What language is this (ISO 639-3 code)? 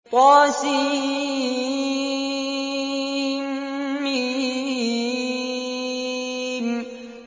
ara